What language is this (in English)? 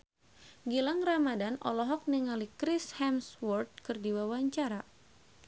Sundanese